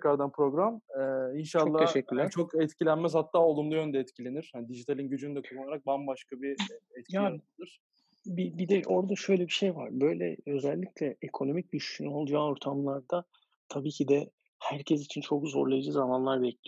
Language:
Turkish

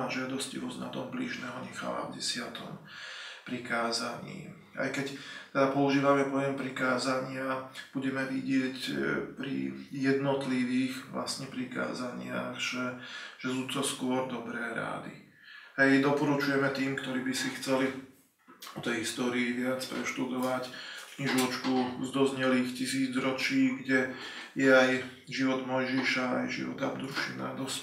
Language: Slovak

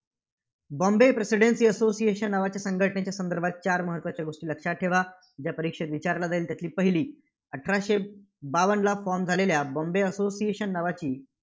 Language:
Marathi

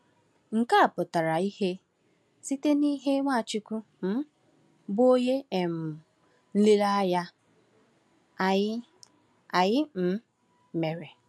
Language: Igbo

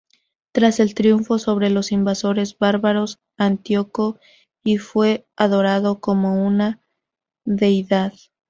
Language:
Spanish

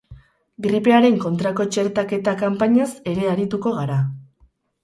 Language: Basque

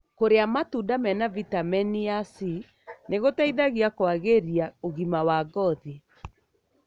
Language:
Kikuyu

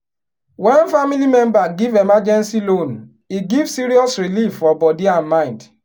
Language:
Nigerian Pidgin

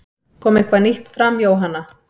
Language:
Icelandic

